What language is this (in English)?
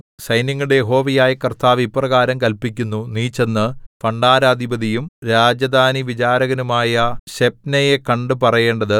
Malayalam